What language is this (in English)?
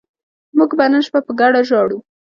Pashto